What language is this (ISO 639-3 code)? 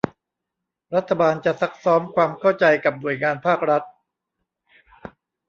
tha